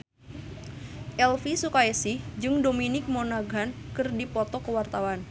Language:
Sundanese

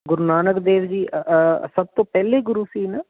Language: Punjabi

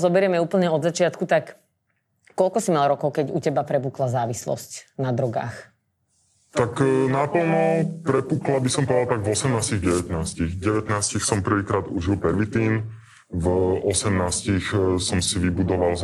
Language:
Slovak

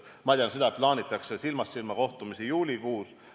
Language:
Estonian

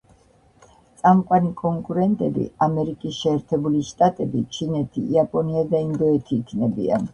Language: Georgian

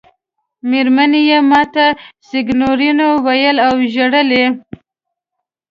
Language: Pashto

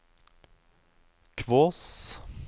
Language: Norwegian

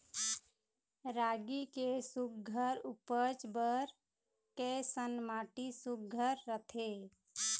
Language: Chhattisgarhi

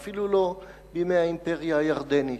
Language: Hebrew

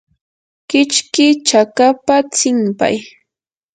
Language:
Yanahuanca Pasco Quechua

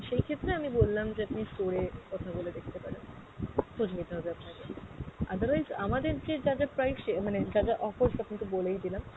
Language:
Bangla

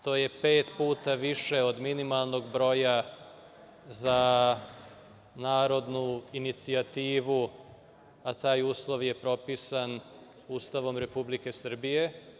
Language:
Serbian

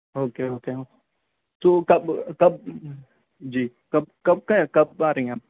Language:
Urdu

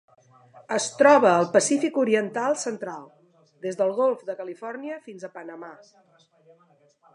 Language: Catalan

